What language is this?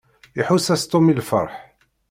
Kabyle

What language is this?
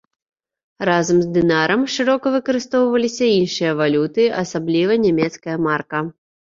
Belarusian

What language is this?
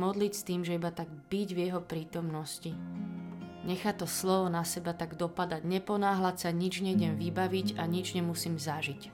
Slovak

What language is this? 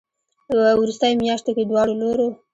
Pashto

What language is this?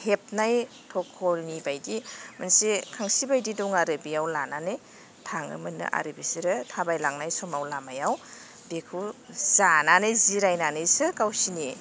Bodo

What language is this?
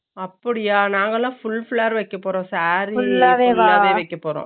Tamil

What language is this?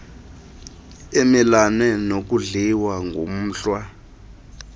Xhosa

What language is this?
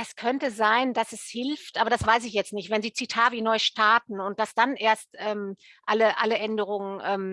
German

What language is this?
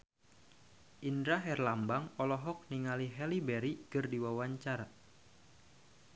Sundanese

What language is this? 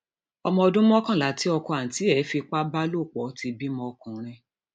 Yoruba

